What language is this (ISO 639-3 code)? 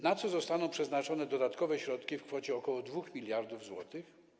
pol